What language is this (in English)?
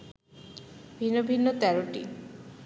Bangla